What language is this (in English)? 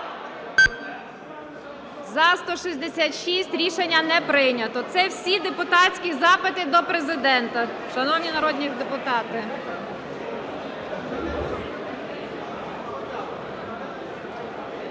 Ukrainian